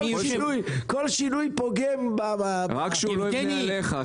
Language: Hebrew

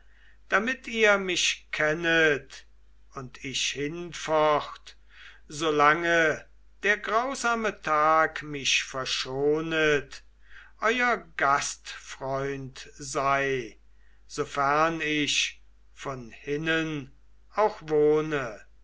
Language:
German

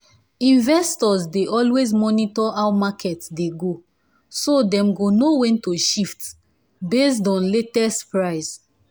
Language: Nigerian Pidgin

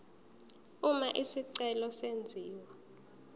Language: Zulu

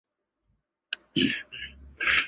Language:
Chinese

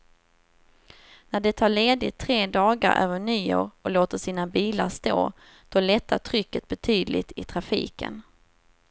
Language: Swedish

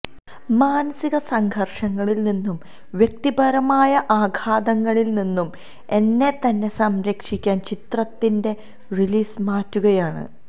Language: Malayalam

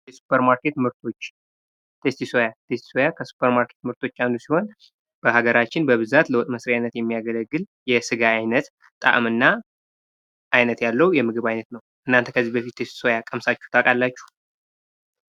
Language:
Amharic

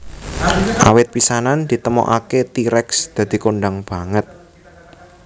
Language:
Javanese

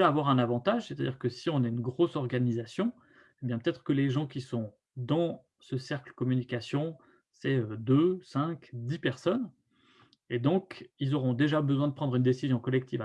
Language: French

